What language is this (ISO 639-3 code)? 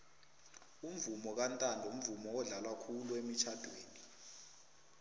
nbl